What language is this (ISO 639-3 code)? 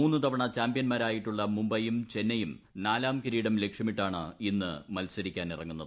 mal